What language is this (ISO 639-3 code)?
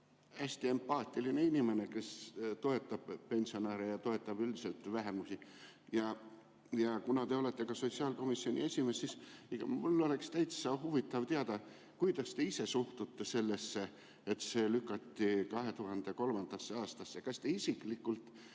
est